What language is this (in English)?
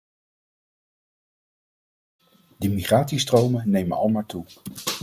Dutch